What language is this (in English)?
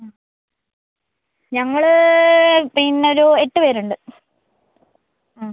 Malayalam